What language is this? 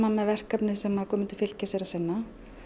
Icelandic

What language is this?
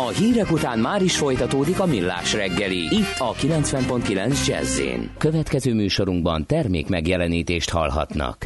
Hungarian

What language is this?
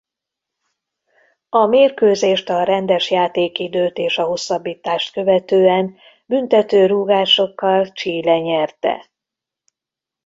Hungarian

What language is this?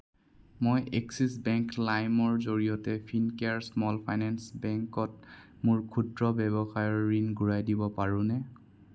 Assamese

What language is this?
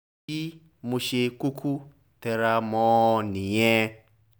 Yoruba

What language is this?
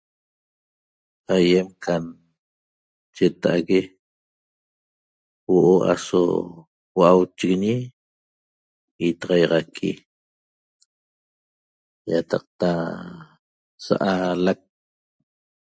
Toba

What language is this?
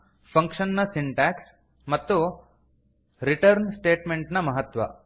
Kannada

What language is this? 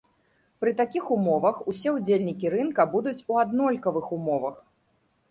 Belarusian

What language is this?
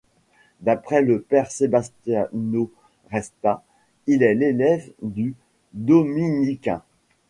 French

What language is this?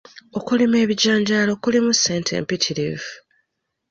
Ganda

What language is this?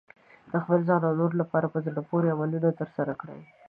Pashto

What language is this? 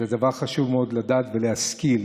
Hebrew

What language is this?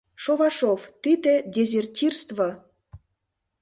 Mari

